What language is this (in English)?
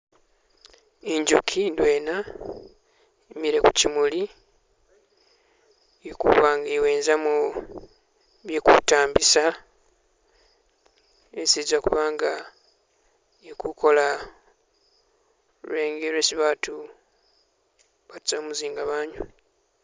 Masaaba